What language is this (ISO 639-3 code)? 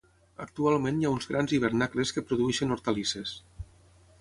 cat